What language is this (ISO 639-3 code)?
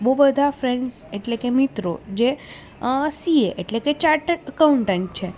guj